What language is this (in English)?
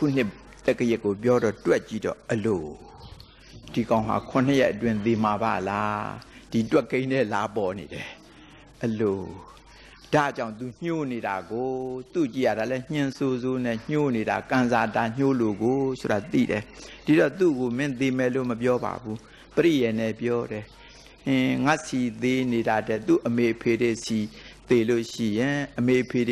Thai